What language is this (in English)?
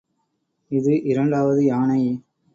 Tamil